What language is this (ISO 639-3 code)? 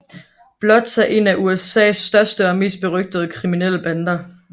dan